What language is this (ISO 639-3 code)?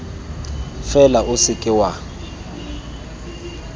tsn